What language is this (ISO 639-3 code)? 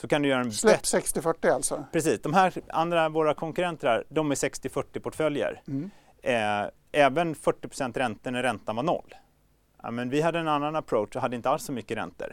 swe